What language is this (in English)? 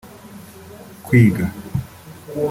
Kinyarwanda